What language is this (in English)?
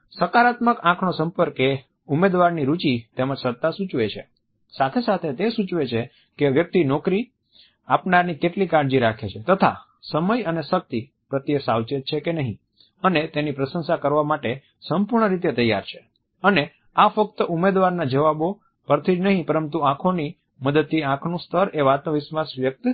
Gujarati